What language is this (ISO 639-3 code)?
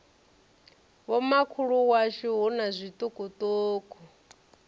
ven